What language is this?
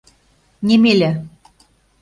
Mari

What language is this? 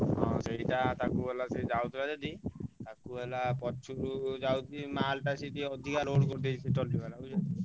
Odia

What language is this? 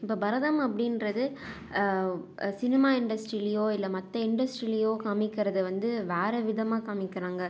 Tamil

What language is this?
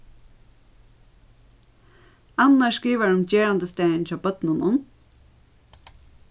Faroese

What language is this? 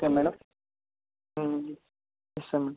Telugu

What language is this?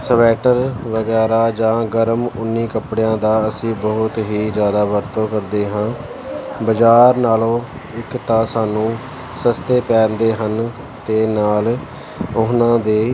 Punjabi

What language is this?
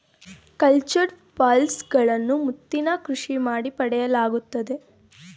Kannada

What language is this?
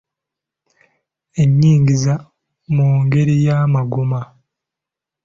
Ganda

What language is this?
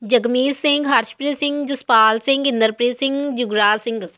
Punjabi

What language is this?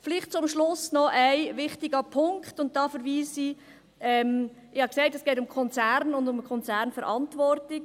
Swiss German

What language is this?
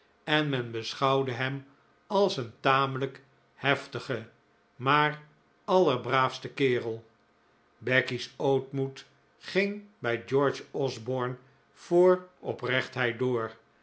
Dutch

